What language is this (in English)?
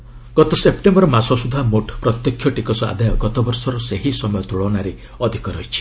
Odia